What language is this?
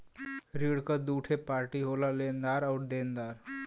Bhojpuri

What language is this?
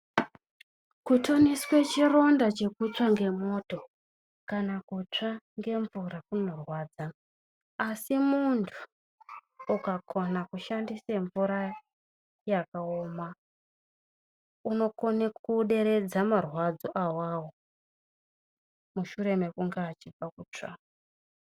Ndau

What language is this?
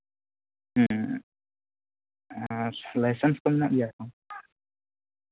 Santali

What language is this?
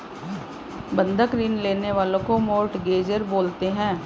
Hindi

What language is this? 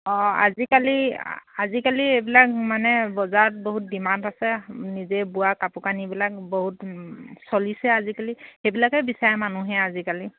Assamese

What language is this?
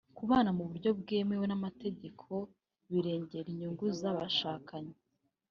Kinyarwanda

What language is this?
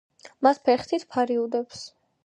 Georgian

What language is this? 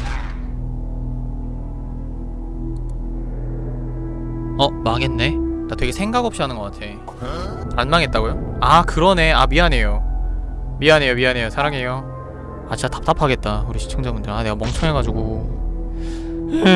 Korean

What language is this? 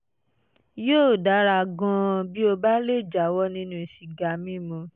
Yoruba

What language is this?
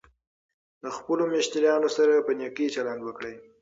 Pashto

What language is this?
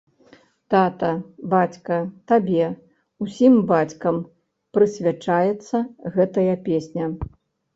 Belarusian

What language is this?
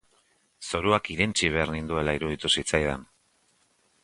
Basque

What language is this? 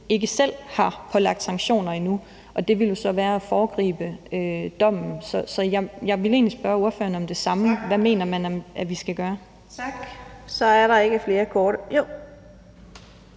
Danish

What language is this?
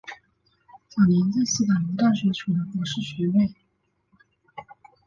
Chinese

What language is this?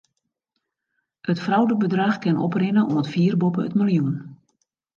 Western Frisian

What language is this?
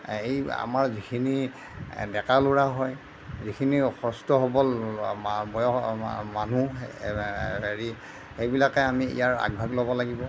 Assamese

